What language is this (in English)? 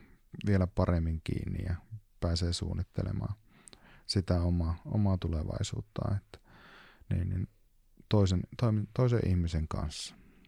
Finnish